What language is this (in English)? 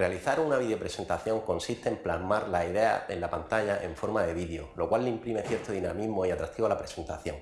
Spanish